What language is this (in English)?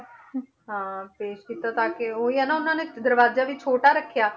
Punjabi